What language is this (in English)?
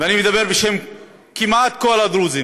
Hebrew